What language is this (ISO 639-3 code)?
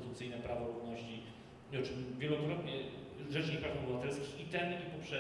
pol